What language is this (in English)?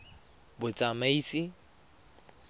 Tswana